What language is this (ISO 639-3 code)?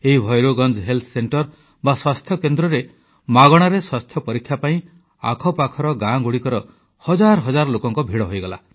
ori